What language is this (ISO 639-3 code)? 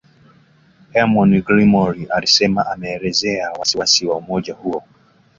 swa